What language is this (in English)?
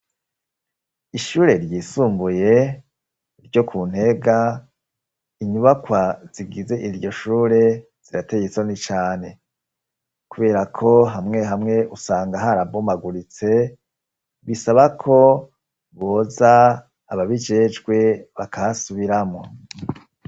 Rundi